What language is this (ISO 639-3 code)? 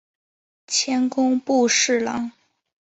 zho